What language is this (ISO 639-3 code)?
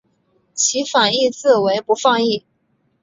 zho